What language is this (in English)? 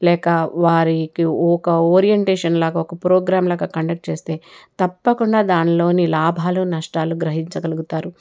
Telugu